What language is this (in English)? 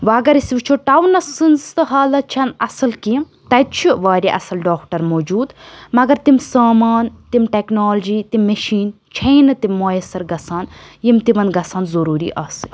Kashmiri